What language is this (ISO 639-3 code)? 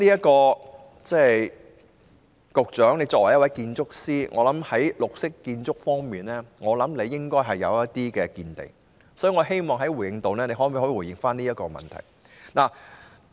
yue